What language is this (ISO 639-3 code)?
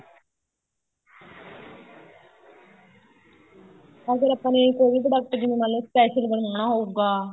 pan